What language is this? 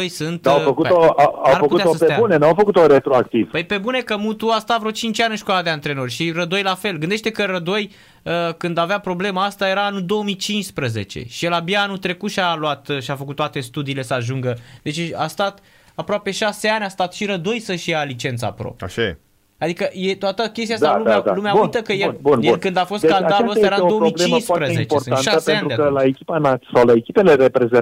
Romanian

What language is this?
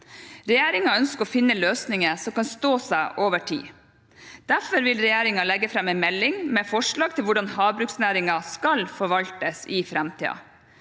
Norwegian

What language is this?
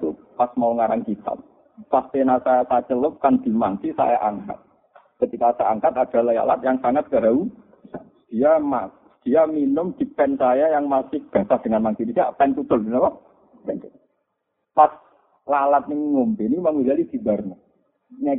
Malay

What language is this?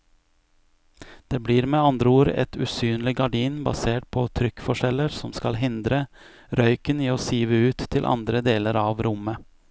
Norwegian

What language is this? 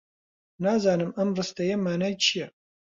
Central Kurdish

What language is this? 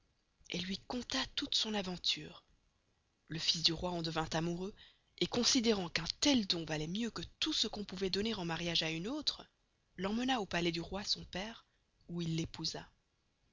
French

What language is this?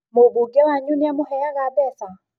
Kikuyu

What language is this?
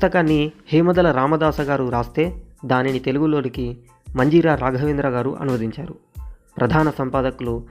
Telugu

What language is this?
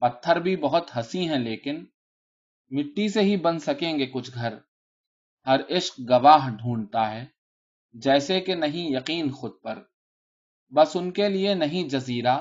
Urdu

